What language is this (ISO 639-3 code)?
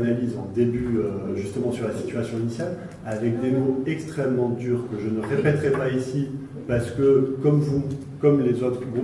fra